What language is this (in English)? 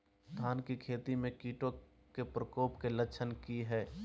Magahi